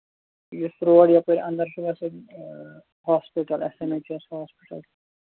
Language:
Kashmiri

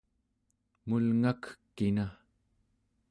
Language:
Central Yupik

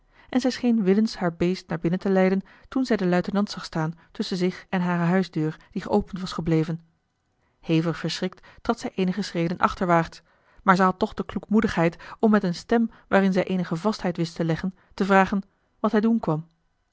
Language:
Dutch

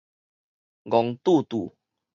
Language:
Min Nan Chinese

